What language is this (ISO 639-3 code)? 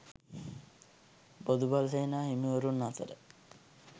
sin